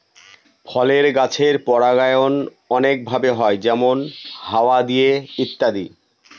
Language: Bangla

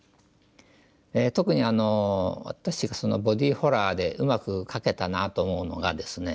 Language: Japanese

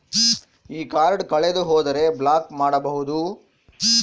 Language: Kannada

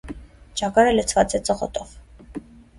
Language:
Armenian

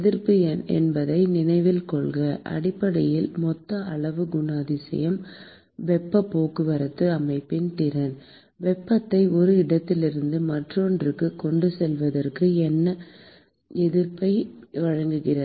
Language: Tamil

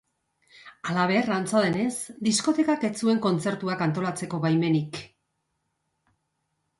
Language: Basque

